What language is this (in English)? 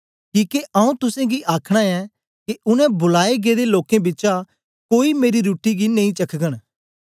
Dogri